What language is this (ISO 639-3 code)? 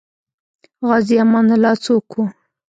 pus